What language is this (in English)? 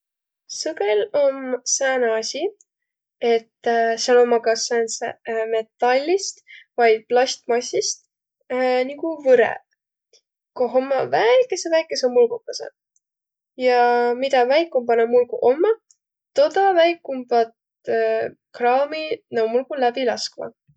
Võro